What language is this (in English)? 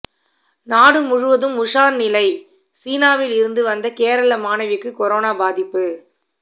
Tamil